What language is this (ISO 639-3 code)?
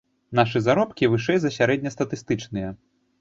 bel